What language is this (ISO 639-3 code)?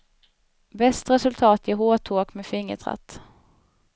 swe